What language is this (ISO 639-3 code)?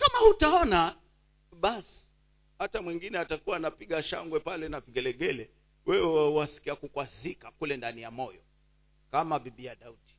swa